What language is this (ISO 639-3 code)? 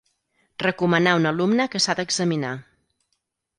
cat